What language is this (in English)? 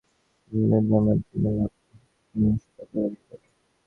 Bangla